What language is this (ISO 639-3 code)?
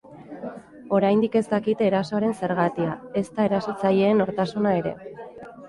eus